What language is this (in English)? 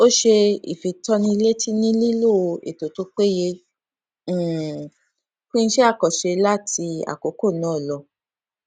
Yoruba